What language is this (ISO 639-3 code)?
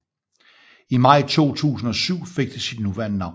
dan